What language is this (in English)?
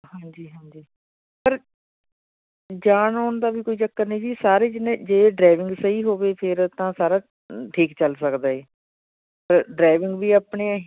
Punjabi